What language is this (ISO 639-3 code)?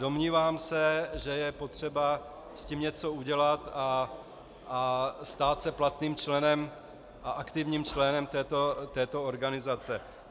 ces